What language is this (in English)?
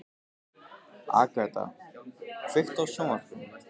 Icelandic